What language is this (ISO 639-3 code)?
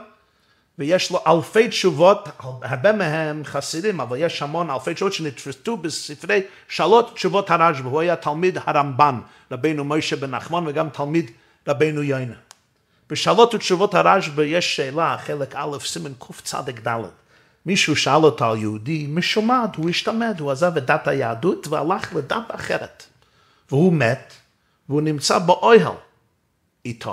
heb